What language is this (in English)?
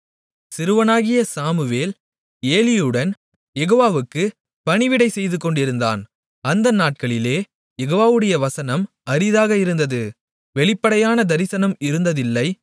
Tamil